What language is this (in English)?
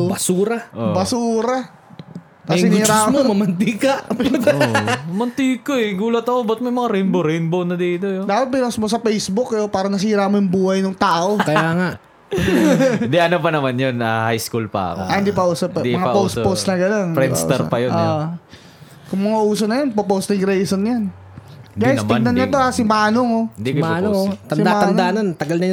Filipino